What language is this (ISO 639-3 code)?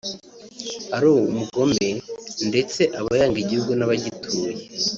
kin